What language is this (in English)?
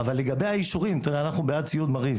Hebrew